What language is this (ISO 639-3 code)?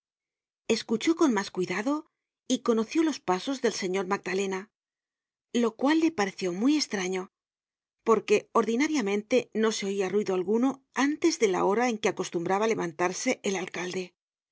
spa